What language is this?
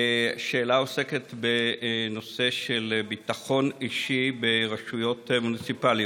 Hebrew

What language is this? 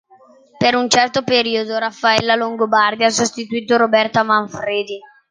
Italian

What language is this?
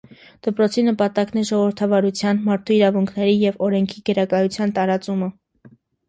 Armenian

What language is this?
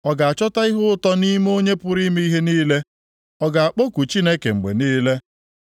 Igbo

